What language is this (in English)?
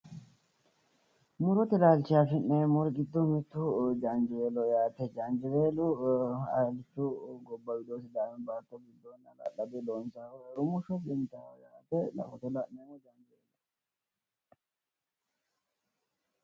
Sidamo